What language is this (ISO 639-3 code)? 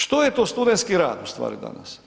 hrv